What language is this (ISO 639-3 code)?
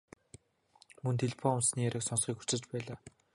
mon